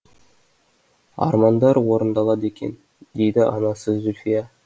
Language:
Kazakh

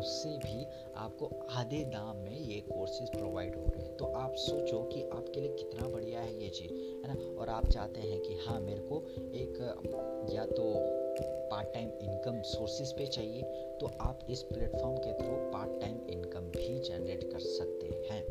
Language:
Hindi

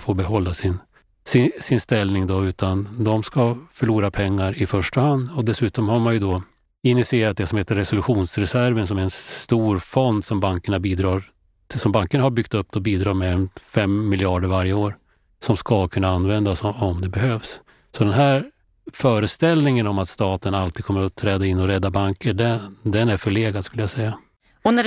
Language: Swedish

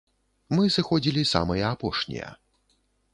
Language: Belarusian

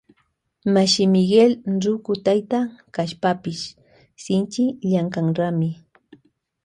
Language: Loja Highland Quichua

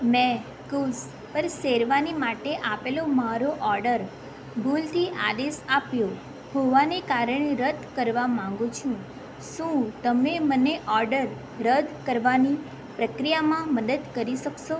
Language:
Gujarati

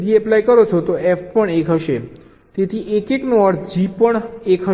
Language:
Gujarati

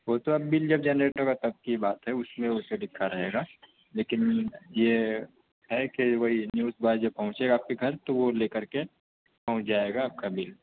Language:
Urdu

